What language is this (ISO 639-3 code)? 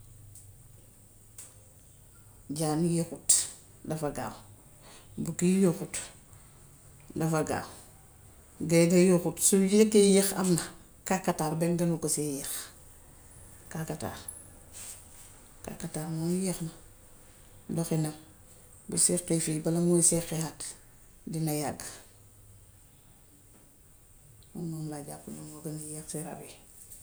wof